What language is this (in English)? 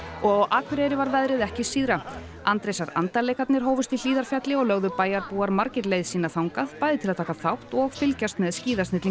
Icelandic